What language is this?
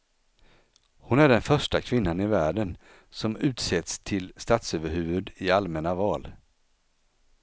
Swedish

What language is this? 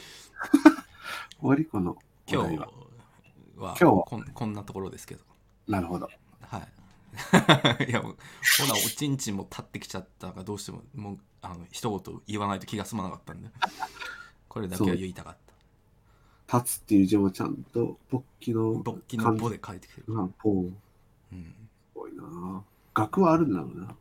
Japanese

